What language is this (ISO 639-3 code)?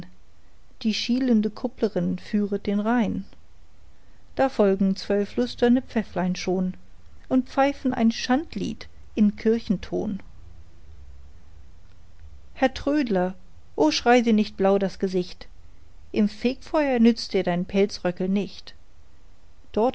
deu